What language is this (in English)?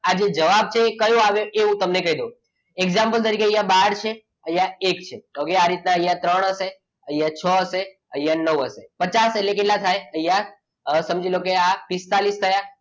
Gujarati